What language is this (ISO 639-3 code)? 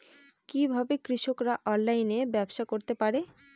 ben